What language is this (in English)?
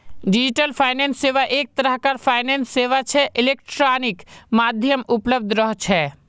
Magahi